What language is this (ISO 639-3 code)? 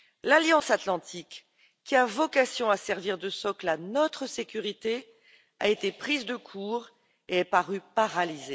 fra